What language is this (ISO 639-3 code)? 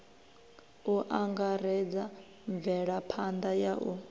ven